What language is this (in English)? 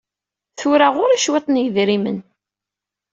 Kabyle